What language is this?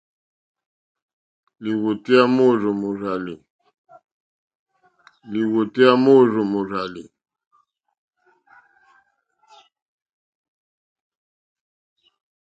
Mokpwe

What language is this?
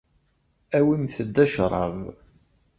Kabyle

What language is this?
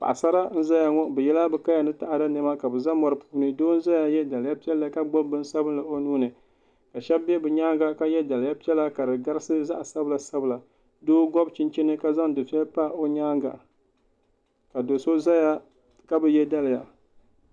Dagbani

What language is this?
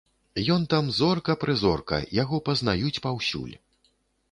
Belarusian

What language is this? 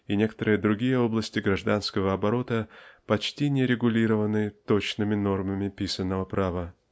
Russian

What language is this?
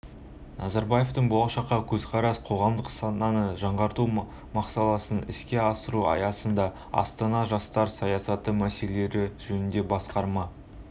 Kazakh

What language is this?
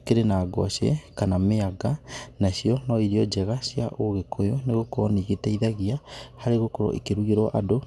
Kikuyu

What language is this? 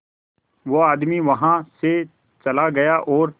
Hindi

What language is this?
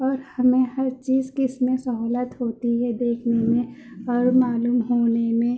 Urdu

